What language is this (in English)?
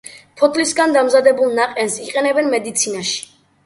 Georgian